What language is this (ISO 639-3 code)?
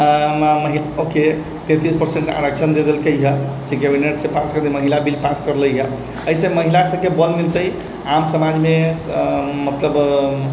mai